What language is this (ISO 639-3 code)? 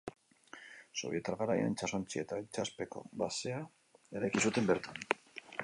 eus